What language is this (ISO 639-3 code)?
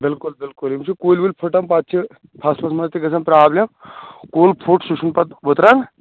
kas